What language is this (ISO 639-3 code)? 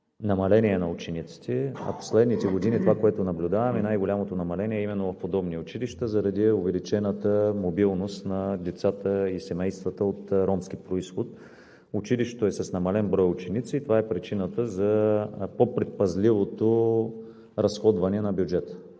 bul